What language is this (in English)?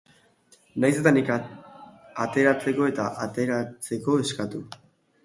Basque